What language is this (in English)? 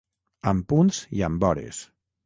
Catalan